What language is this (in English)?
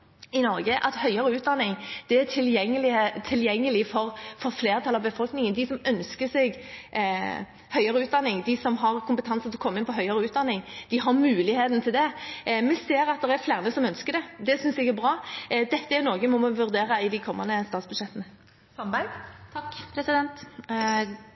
Norwegian Bokmål